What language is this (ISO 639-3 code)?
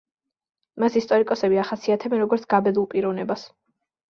kat